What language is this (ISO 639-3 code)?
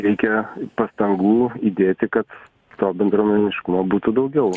lit